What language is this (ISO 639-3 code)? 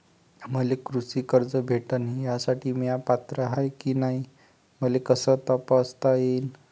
mar